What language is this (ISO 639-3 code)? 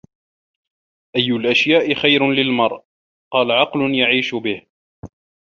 ara